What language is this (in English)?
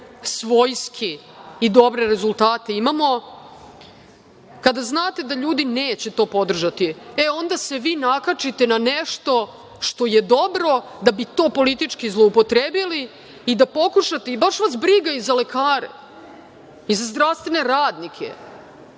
Serbian